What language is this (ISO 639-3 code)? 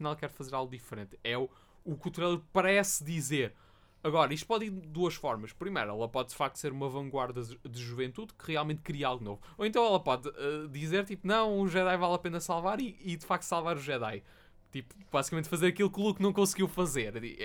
por